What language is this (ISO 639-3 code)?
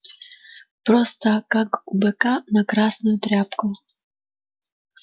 rus